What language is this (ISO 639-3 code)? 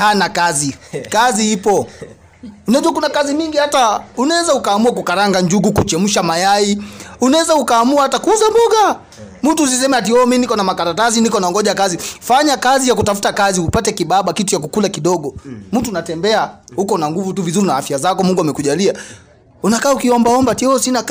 swa